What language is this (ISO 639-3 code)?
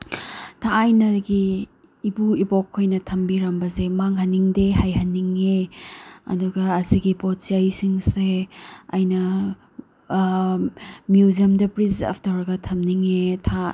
mni